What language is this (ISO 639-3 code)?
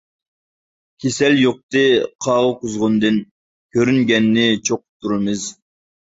uig